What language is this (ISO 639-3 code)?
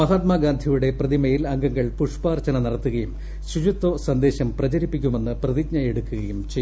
mal